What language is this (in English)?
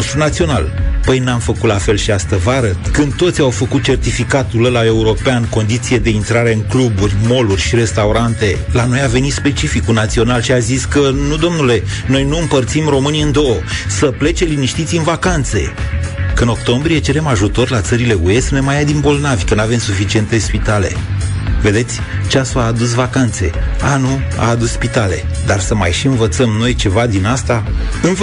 Romanian